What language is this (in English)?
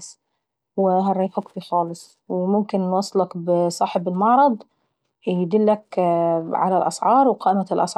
Saidi Arabic